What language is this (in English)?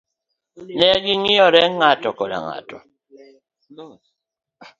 Luo (Kenya and Tanzania)